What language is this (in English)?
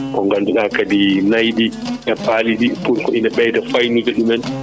Fula